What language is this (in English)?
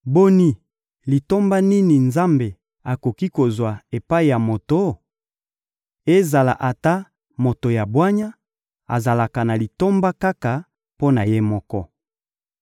Lingala